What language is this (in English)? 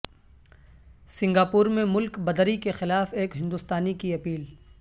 Urdu